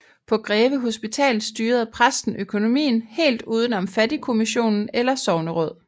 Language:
Danish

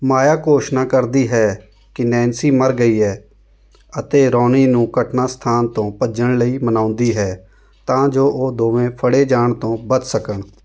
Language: Punjabi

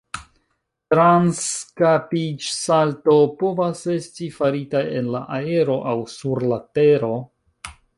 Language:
Esperanto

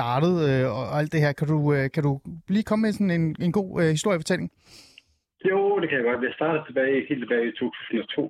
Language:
Danish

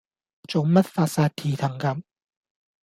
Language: Cantonese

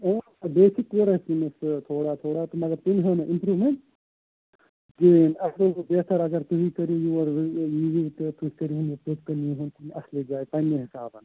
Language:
Kashmiri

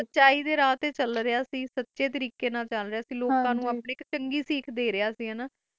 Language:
Punjabi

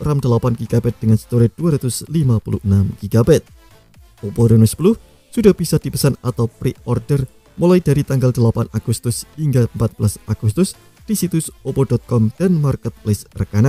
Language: Indonesian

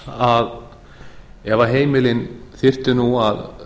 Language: Icelandic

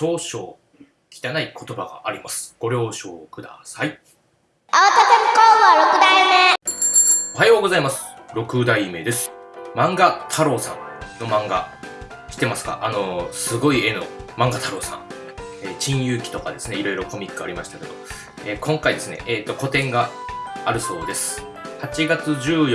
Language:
Japanese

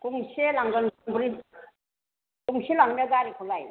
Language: Bodo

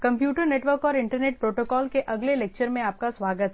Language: Hindi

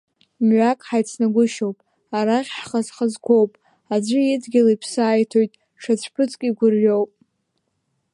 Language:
Abkhazian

